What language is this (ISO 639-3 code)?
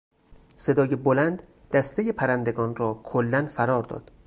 fas